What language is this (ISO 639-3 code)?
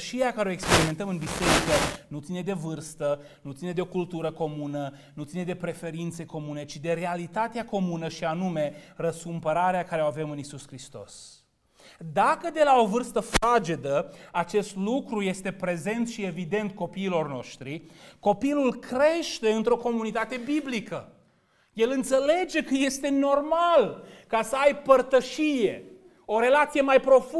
ron